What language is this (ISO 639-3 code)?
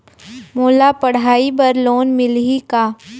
hne